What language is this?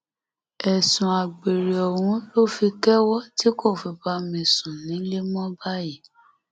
Yoruba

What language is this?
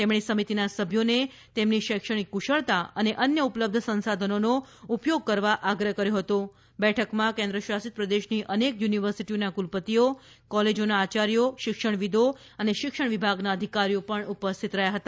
Gujarati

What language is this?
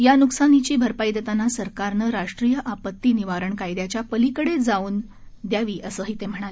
Marathi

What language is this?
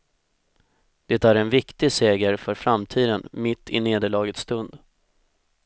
Swedish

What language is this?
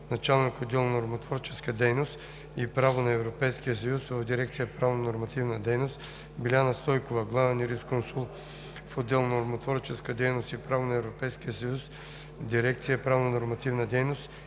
Bulgarian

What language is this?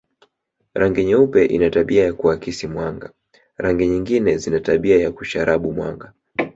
Swahili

